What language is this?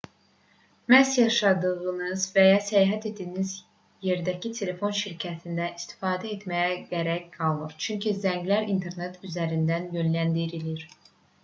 Azerbaijani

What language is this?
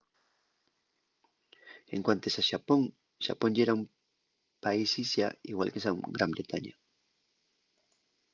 Asturian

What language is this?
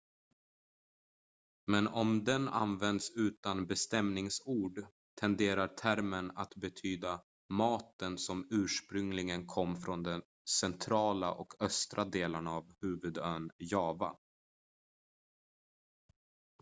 Swedish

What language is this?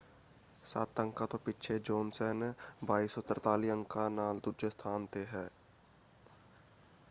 Punjabi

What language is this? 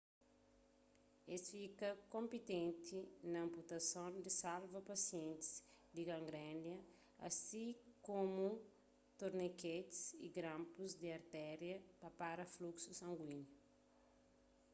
Kabuverdianu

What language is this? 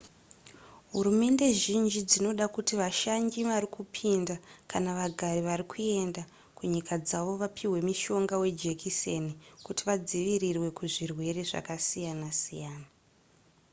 Shona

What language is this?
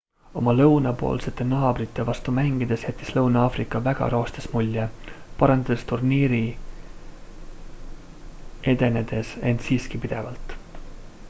Estonian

